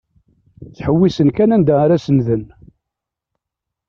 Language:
Kabyle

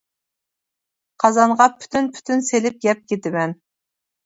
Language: Uyghur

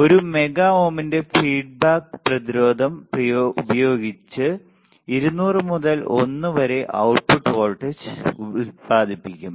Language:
Malayalam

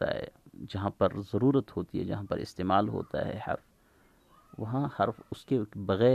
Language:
Urdu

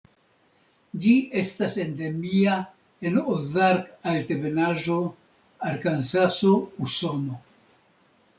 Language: Esperanto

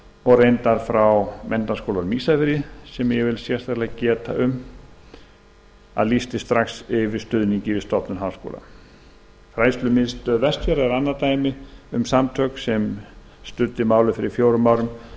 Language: Icelandic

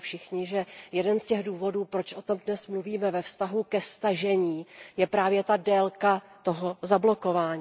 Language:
Czech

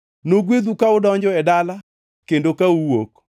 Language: Luo (Kenya and Tanzania)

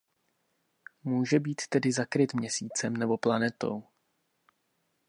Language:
Czech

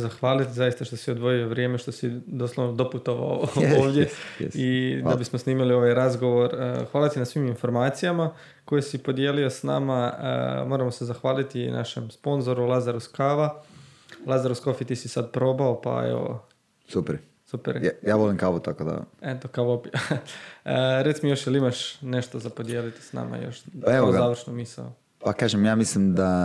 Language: Croatian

